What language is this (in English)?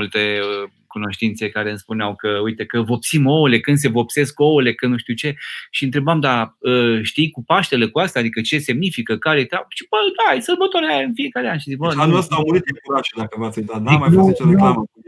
Romanian